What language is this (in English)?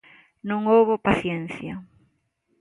Galician